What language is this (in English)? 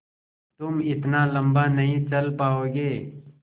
Hindi